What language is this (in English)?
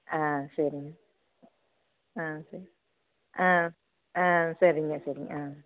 Tamil